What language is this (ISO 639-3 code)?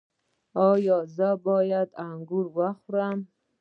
pus